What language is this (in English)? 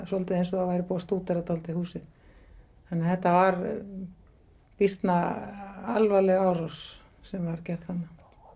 Icelandic